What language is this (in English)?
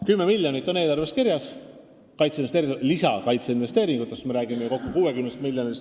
Estonian